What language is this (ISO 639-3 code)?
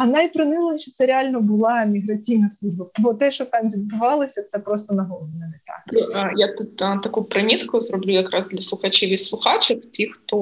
ukr